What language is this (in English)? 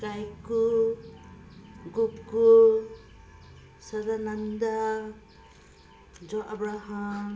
Manipuri